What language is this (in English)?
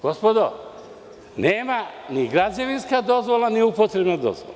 Serbian